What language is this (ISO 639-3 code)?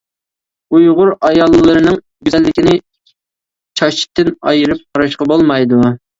uig